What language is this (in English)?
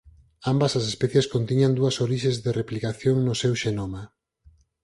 Galician